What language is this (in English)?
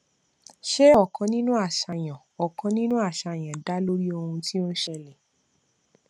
Yoruba